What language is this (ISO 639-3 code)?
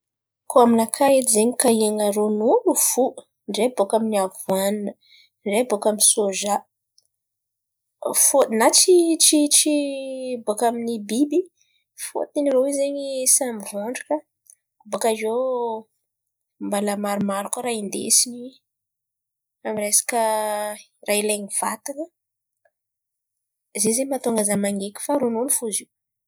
xmv